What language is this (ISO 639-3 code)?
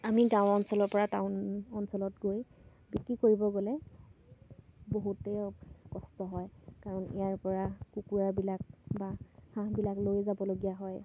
asm